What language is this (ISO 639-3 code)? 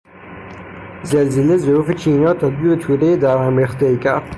fas